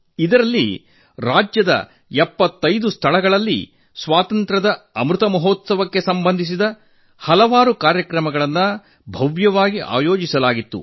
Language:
Kannada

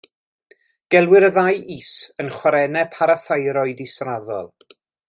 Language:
Welsh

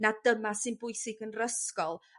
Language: Welsh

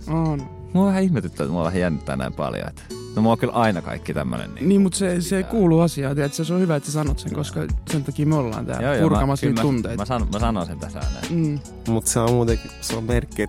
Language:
Finnish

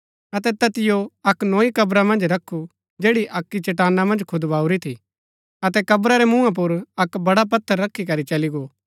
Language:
Gaddi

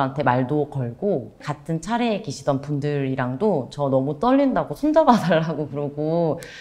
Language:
Korean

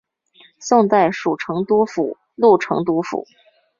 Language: Chinese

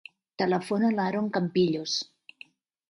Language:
Catalan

